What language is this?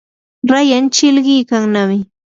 Yanahuanca Pasco Quechua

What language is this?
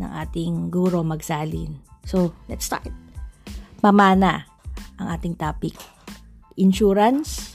Filipino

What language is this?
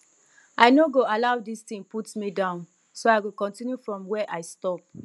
Nigerian Pidgin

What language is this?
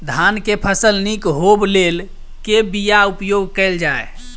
Maithili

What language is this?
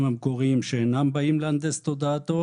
Hebrew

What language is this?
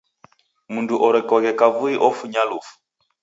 Taita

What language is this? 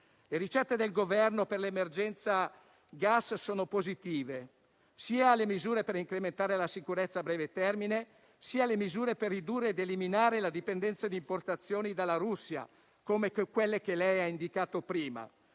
Italian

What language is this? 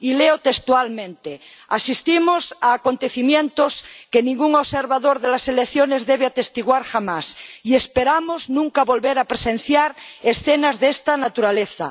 Spanish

